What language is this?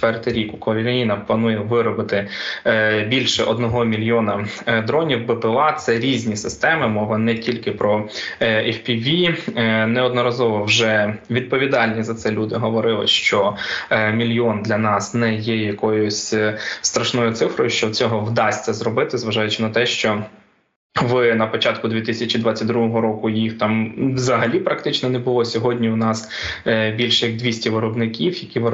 Ukrainian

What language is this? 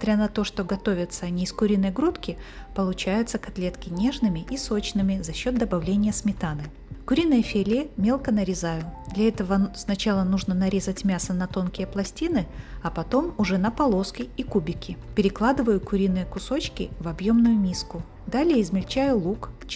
Russian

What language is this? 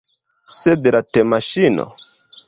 Esperanto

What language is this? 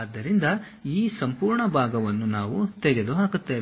Kannada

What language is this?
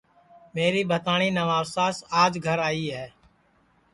Sansi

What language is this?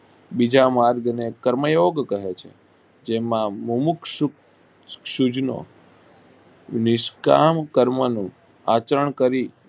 Gujarati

